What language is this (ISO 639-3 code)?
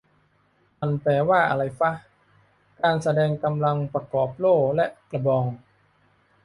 tha